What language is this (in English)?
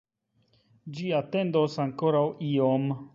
Esperanto